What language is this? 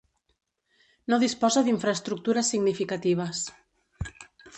Catalan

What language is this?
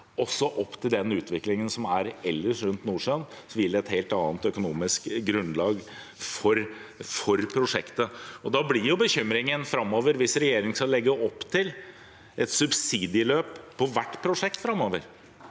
Norwegian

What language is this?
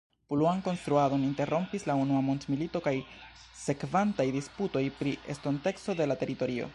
Esperanto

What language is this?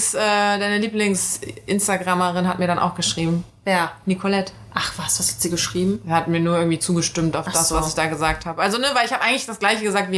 German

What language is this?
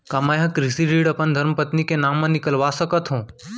Chhattisgarhi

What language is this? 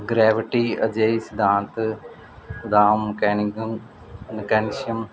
Punjabi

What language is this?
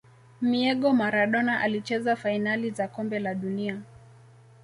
Swahili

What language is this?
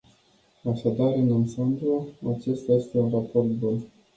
Romanian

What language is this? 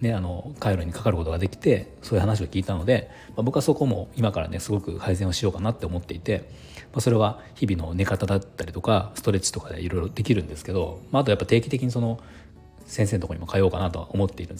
Japanese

